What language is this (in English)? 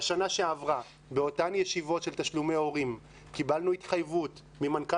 Hebrew